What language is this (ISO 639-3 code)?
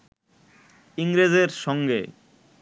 ben